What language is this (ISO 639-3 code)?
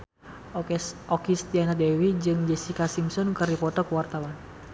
sun